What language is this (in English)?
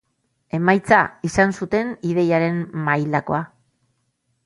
Basque